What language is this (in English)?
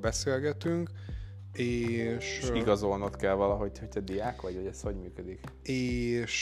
Hungarian